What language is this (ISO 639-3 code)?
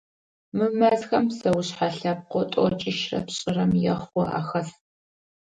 ady